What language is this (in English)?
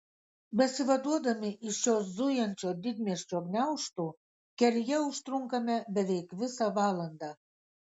Lithuanian